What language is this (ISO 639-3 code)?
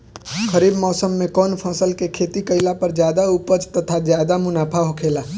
bho